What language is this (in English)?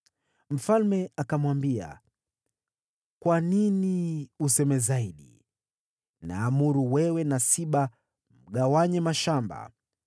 Swahili